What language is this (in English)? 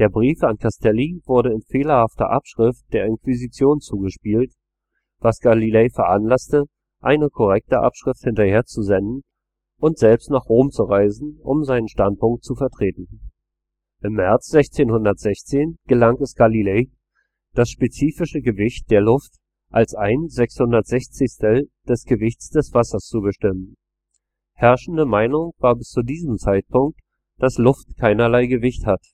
German